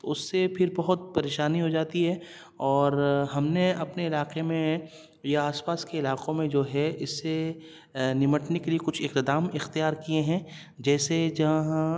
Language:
Urdu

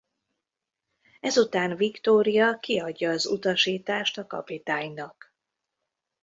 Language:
Hungarian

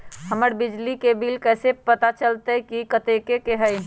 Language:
Magahi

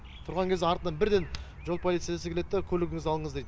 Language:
Kazakh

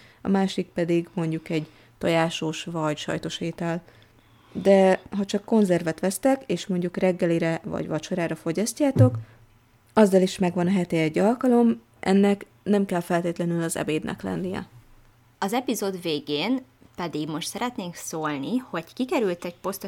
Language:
Hungarian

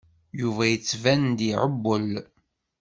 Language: Kabyle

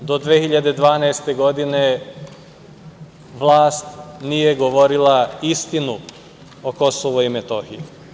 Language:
Serbian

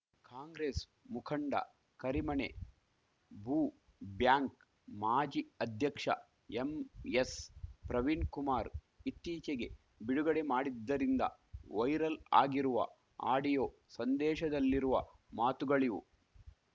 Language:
Kannada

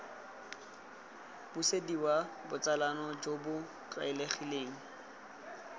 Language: Tswana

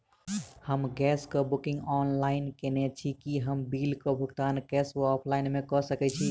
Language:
Maithili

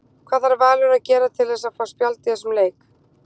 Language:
Icelandic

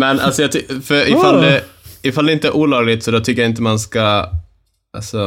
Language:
Swedish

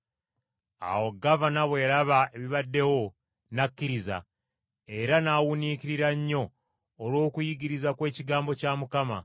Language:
Ganda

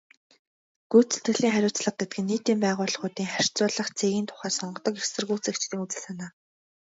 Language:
Mongolian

